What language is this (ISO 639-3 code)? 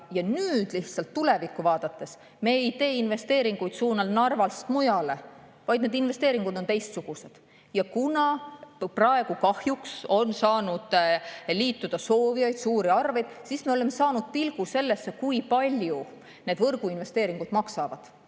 est